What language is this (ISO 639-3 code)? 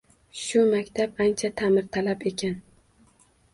uzb